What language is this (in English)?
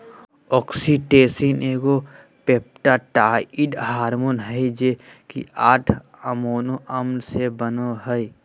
Magahi